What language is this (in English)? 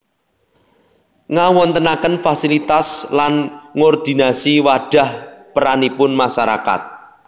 Javanese